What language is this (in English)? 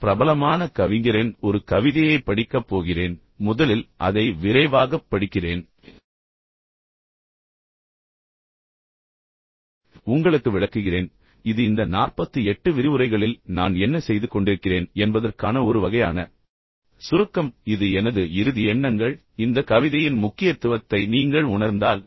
Tamil